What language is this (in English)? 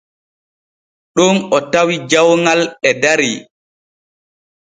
Borgu Fulfulde